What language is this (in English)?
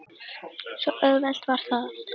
Icelandic